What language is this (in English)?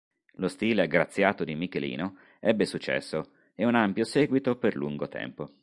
Italian